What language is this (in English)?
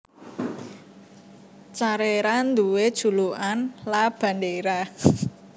Javanese